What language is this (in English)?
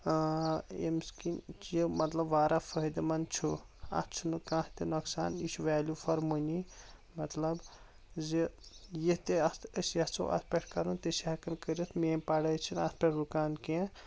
Kashmiri